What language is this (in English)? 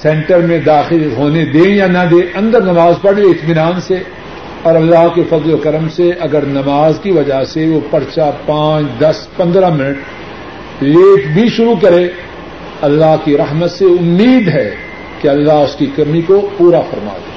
Urdu